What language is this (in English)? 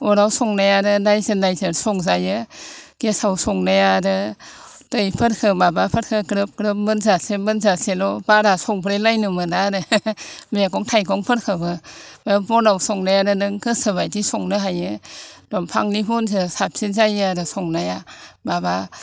Bodo